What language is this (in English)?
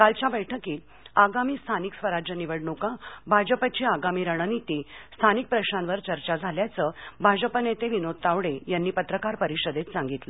Marathi